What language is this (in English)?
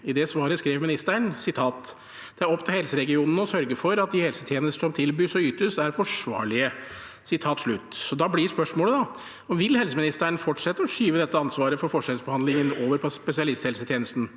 Norwegian